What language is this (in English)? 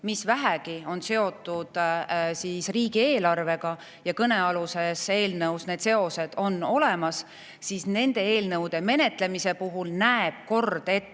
Estonian